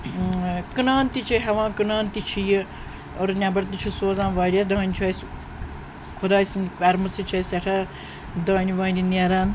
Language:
Kashmiri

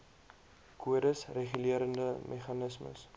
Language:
Afrikaans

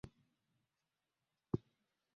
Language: Swahili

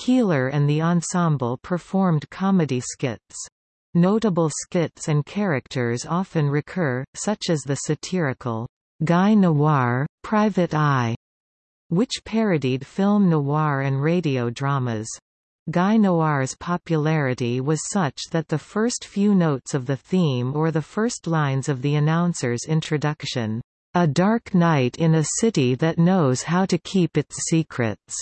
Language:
English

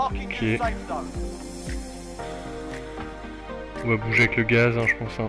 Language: French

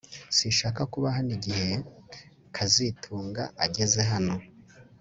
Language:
Kinyarwanda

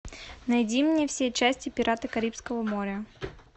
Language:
Russian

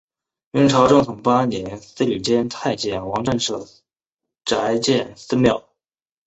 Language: Chinese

